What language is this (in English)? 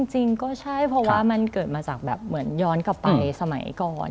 Thai